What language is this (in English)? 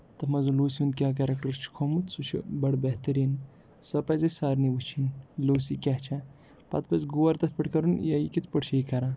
Kashmiri